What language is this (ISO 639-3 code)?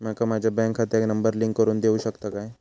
mar